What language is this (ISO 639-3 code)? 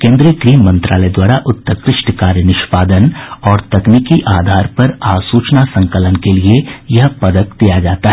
hin